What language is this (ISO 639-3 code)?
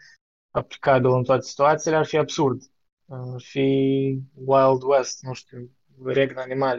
ron